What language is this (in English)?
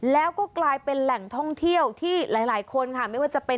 Thai